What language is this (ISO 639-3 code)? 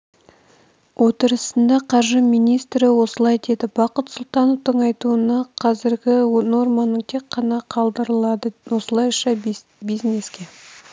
kaz